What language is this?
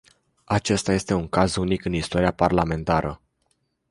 Romanian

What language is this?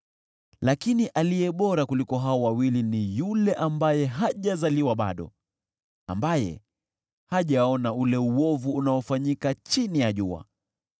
Swahili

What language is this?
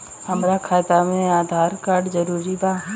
Bhojpuri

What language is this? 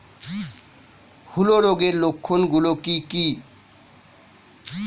Bangla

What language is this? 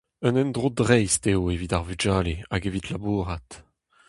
Breton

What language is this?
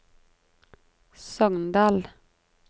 Norwegian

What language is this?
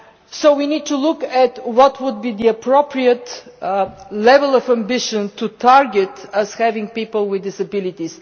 English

